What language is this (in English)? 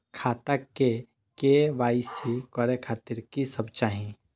Maithili